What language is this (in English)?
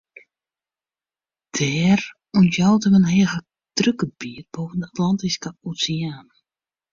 Western Frisian